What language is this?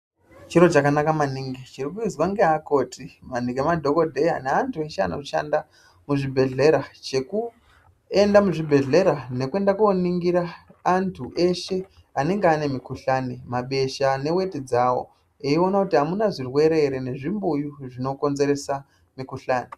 Ndau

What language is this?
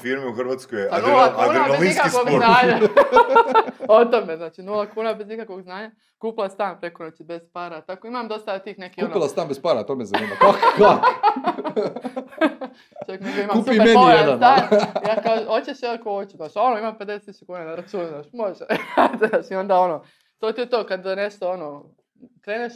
Croatian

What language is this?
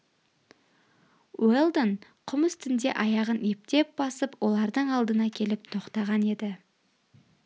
Kazakh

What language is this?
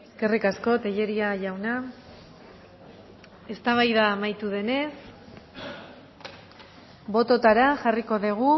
Basque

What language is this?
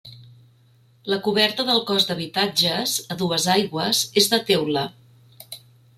Catalan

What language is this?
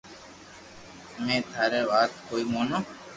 Loarki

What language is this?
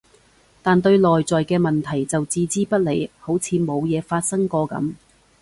Cantonese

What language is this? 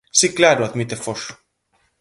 Galician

